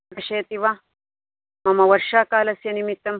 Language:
Sanskrit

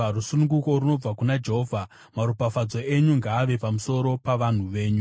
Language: Shona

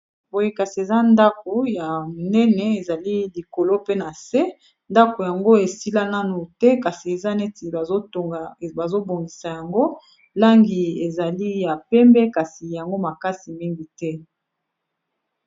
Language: Lingala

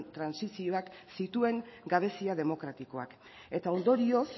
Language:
Basque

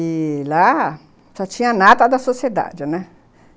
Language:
Portuguese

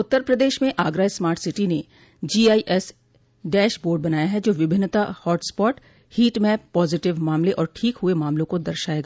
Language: Hindi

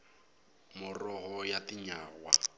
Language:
Tsonga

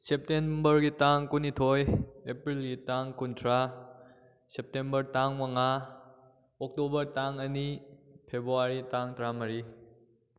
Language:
Manipuri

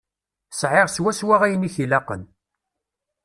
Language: Kabyle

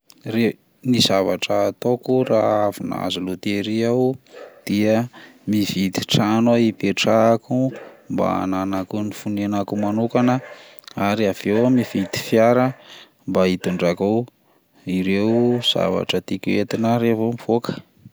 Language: Malagasy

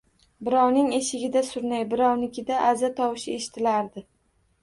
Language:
Uzbek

